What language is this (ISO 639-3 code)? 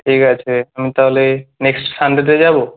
ben